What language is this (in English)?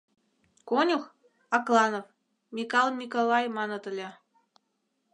Mari